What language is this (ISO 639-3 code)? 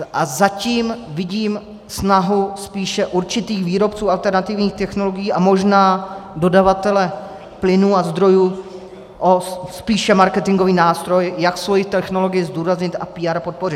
ces